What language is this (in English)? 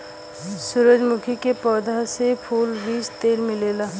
Bhojpuri